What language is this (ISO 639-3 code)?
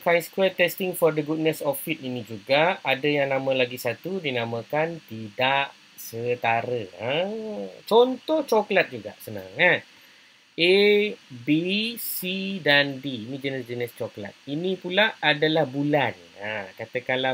msa